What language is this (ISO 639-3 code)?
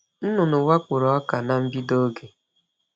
ibo